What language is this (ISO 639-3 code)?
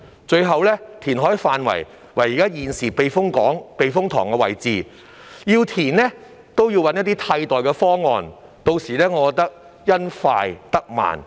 yue